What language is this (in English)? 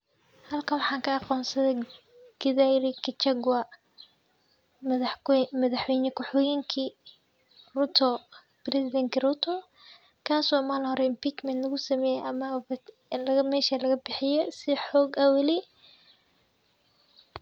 Somali